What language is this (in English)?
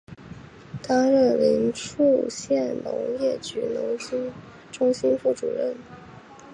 Chinese